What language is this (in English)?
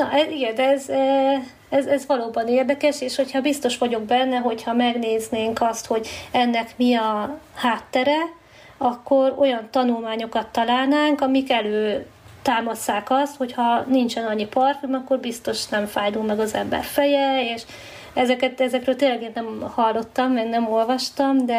Hungarian